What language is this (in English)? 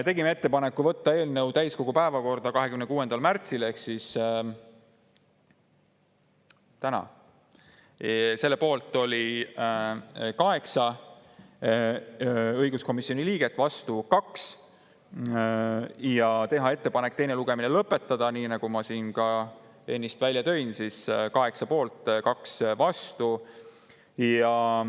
Estonian